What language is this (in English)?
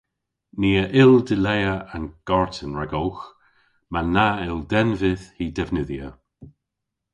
Cornish